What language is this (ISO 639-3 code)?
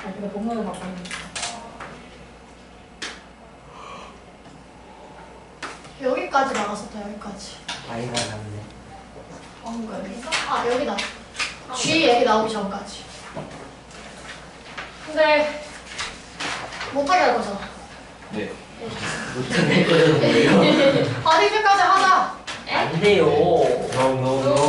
kor